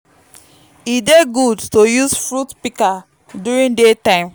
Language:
Nigerian Pidgin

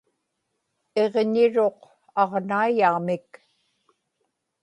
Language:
Inupiaq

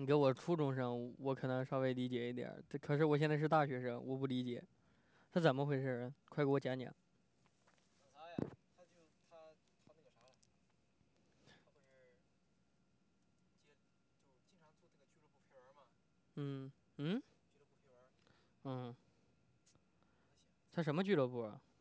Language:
Chinese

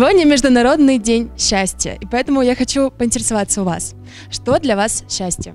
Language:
Russian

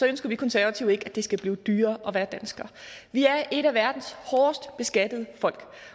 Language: Danish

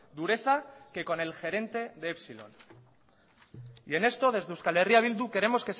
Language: Spanish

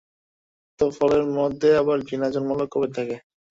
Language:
Bangla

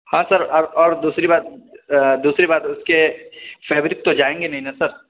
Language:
Urdu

